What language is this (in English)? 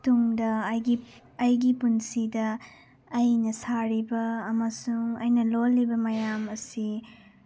Manipuri